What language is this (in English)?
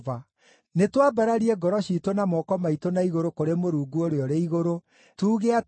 Kikuyu